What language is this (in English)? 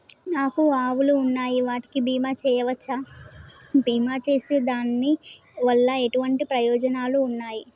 Telugu